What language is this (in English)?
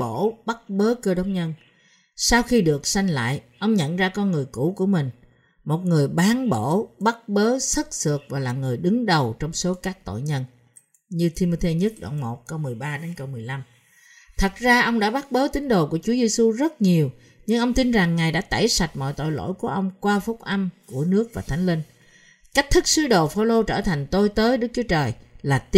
Vietnamese